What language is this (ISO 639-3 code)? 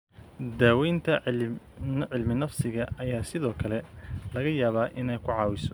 som